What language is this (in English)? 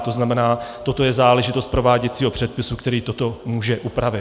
Czech